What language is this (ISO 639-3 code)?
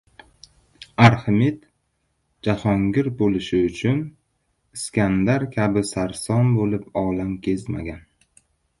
uzb